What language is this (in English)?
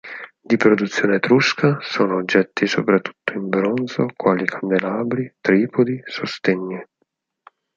Italian